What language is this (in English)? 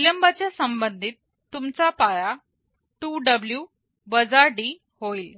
Marathi